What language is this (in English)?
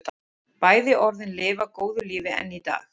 Icelandic